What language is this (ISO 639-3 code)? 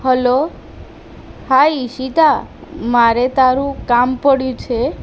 guj